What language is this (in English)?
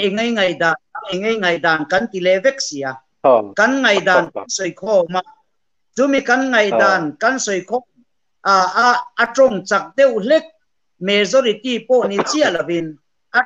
Thai